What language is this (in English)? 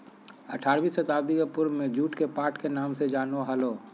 Magahi